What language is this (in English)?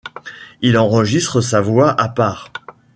French